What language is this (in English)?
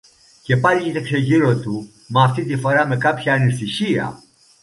Greek